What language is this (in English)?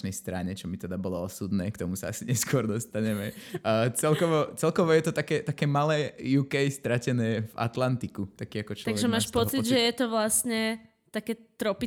Slovak